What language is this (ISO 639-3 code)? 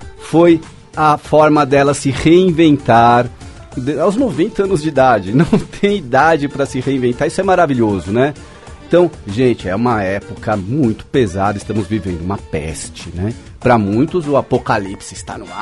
por